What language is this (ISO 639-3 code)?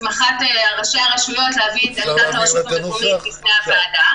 heb